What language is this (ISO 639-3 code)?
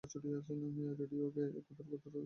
ben